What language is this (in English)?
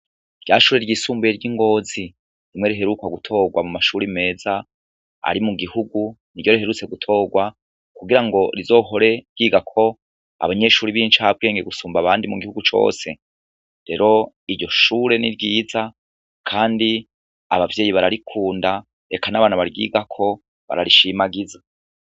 Rundi